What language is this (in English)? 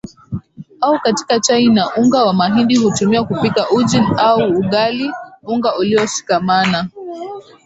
Swahili